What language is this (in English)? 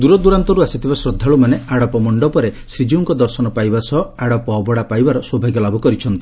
Odia